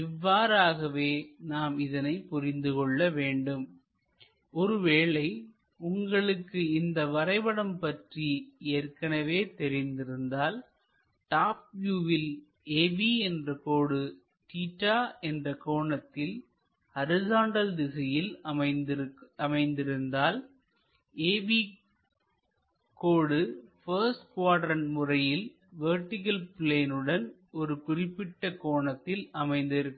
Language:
Tamil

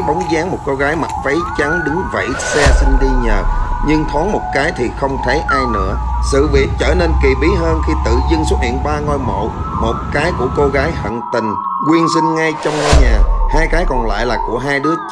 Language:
Vietnamese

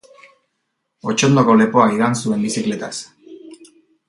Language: Basque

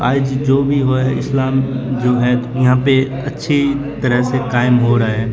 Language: Urdu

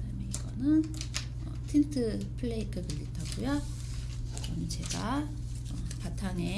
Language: Korean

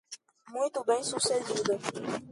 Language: Portuguese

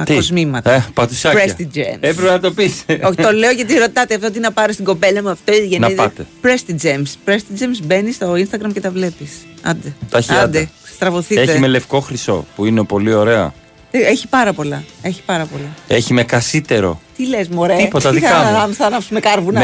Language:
Greek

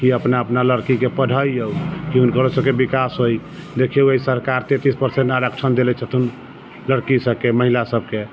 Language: Maithili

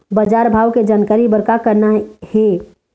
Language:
Chhattisgarhi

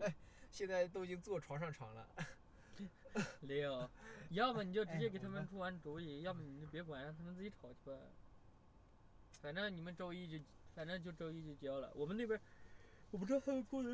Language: Chinese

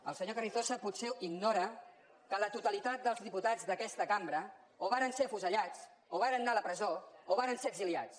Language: Catalan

